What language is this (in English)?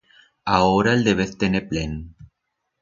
Aragonese